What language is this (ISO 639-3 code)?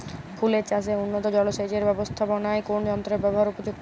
ben